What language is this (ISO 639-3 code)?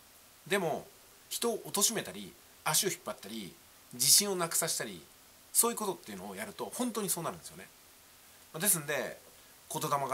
jpn